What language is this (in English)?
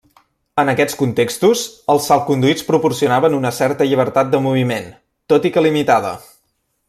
Catalan